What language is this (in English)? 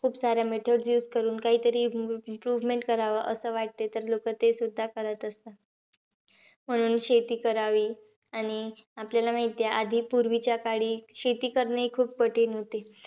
Marathi